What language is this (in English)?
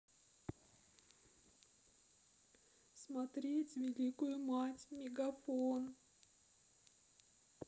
Russian